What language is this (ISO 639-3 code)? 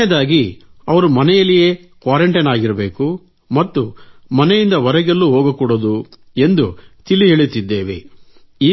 kan